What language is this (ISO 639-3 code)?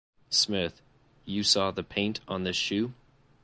eng